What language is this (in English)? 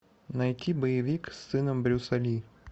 Russian